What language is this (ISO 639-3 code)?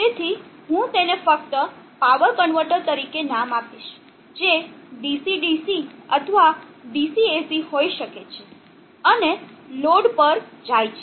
guj